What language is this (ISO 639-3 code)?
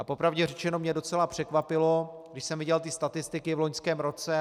ces